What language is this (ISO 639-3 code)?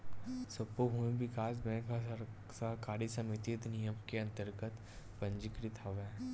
hne